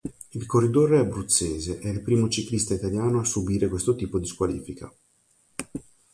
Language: Italian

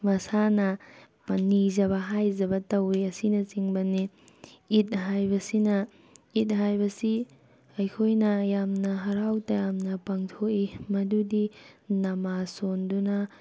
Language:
Manipuri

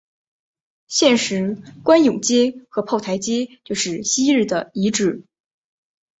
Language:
Chinese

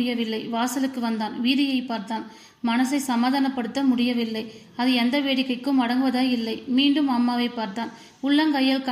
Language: Tamil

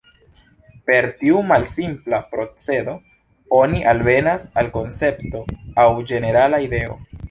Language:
Esperanto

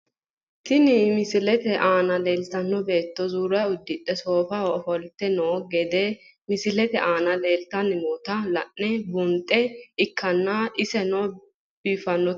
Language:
Sidamo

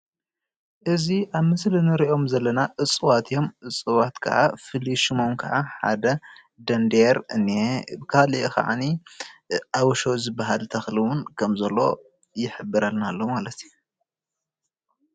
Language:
Tigrinya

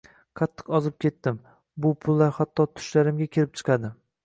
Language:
Uzbek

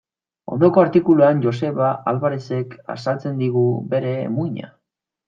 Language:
Basque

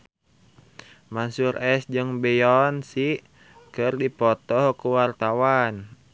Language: Sundanese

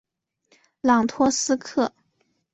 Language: Chinese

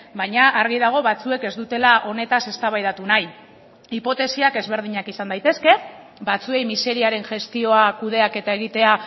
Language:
Basque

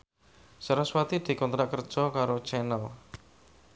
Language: Javanese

